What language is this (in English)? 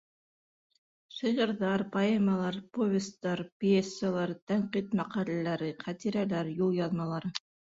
Bashkir